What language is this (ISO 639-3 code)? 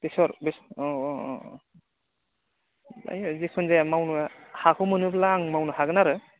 brx